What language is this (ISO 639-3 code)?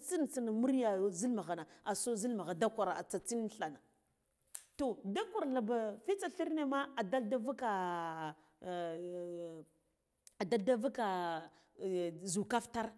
gdf